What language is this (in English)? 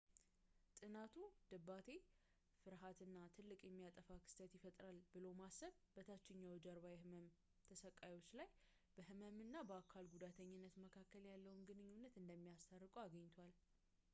Amharic